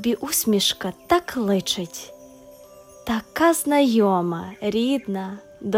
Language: Ukrainian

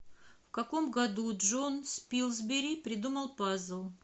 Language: Russian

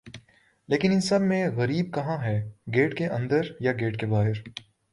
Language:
Urdu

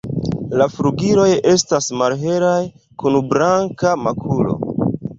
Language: Esperanto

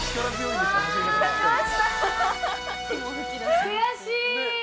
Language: Japanese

